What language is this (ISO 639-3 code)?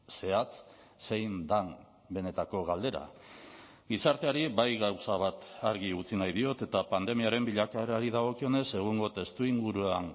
eus